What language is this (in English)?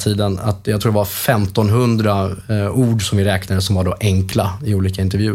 Swedish